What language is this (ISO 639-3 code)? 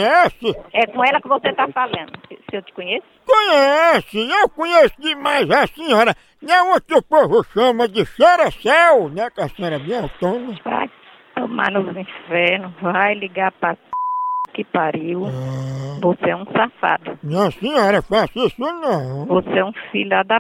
por